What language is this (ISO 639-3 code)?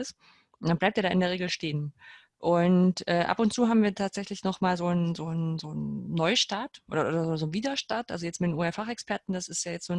deu